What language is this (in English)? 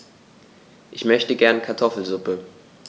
German